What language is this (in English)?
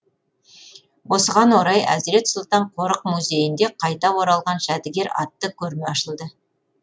Kazakh